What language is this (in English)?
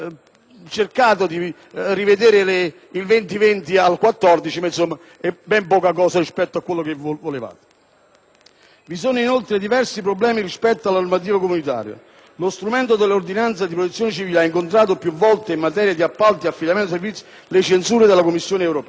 Italian